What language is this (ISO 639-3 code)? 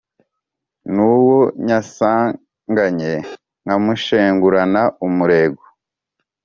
kin